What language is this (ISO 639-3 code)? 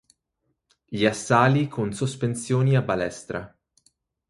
ita